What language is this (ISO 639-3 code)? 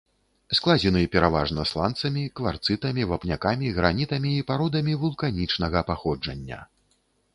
bel